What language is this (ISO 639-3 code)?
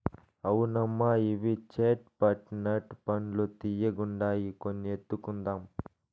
tel